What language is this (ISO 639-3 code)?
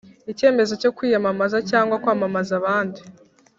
kin